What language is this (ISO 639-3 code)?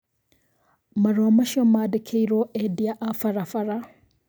kik